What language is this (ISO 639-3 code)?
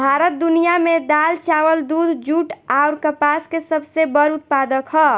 bho